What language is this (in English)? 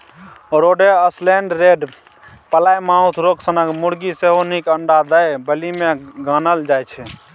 Maithili